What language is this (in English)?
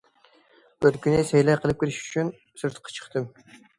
Uyghur